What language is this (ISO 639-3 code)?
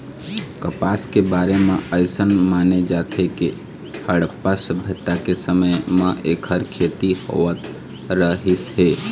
hne